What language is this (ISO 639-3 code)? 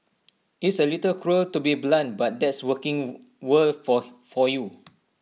eng